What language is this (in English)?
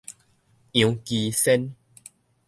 Min Nan Chinese